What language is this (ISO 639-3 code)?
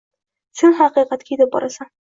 uzb